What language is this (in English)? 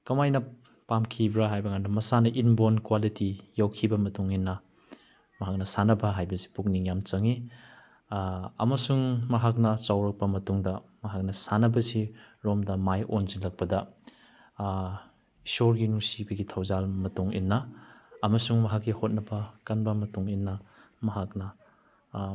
Manipuri